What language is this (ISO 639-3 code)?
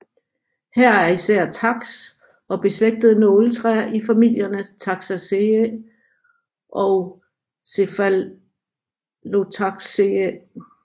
dan